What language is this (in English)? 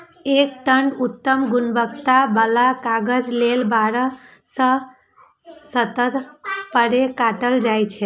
Maithili